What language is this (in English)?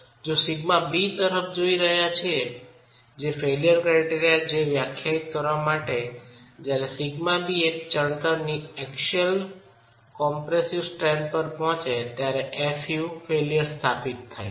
Gujarati